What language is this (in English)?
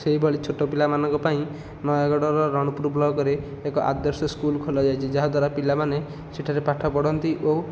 Odia